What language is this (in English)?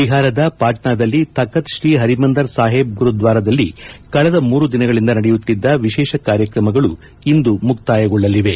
Kannada